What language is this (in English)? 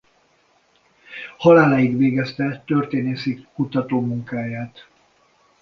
Hungarian